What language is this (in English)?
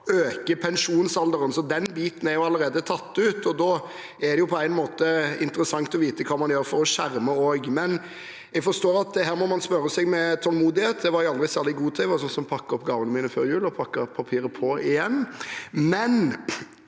Norwegian